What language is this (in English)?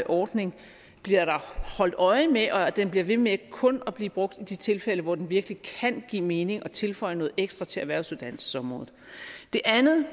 Danish